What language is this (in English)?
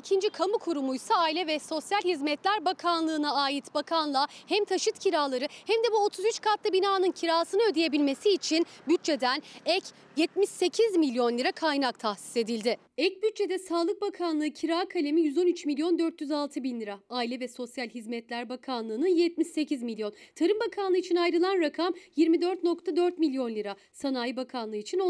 Turkish